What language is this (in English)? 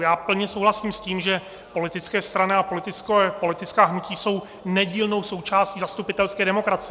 Czech